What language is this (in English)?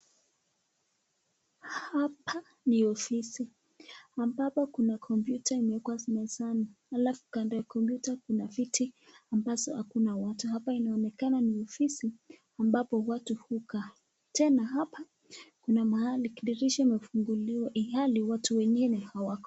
Swahili